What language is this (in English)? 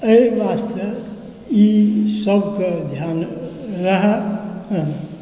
Maithili